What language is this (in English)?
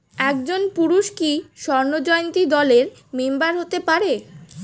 Bangla